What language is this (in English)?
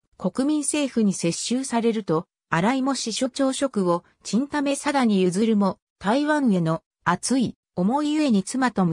Japanese